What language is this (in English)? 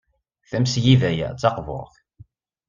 Kabyle